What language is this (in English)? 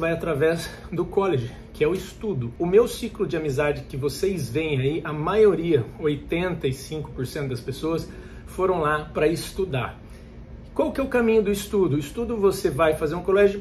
Portuguese